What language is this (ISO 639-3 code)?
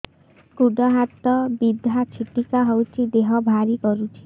ori